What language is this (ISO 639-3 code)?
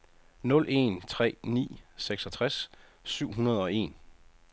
dan